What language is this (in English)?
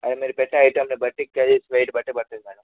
Telugu